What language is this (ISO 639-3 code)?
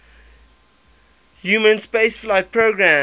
eng